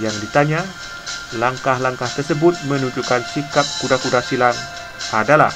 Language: Indonesian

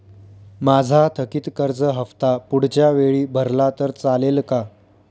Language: Marathi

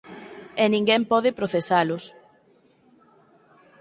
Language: Galician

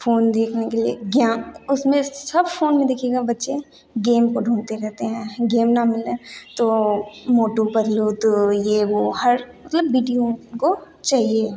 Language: Hindi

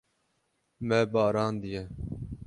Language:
Kurdish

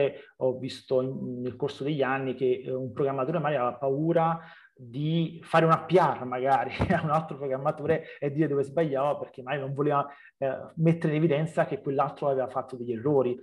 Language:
Italian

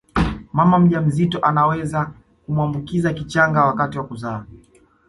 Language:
Swahili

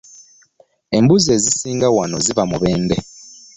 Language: Ganda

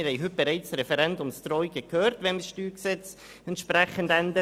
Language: Swiss German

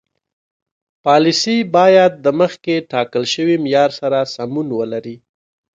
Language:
Pashto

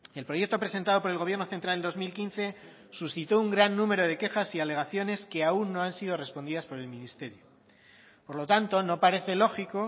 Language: Spanish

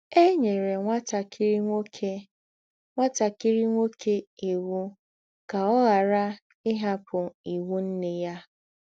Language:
Igbo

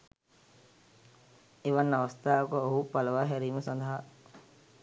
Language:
Sinhala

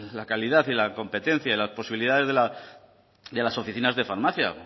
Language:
Spanish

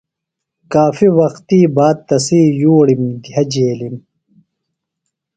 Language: Phalura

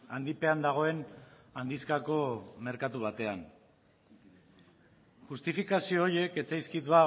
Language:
Basque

